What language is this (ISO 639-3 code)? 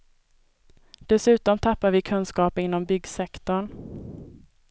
swe